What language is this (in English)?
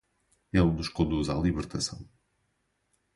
Portuguese